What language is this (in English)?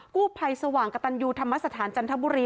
Thai